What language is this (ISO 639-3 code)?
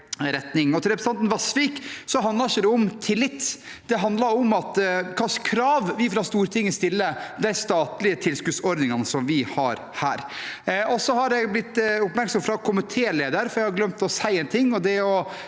nor